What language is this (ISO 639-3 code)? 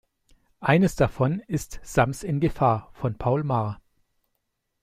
deu